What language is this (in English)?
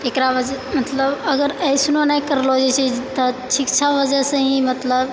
Maithili